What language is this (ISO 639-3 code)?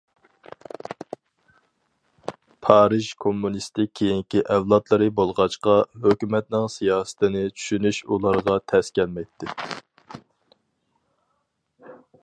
uig